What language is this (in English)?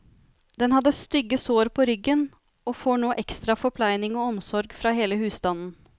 Norwegian